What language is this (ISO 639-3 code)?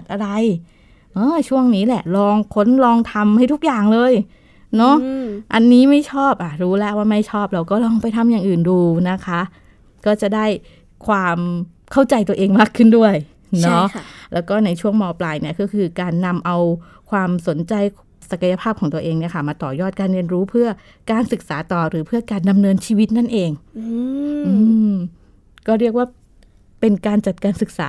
tha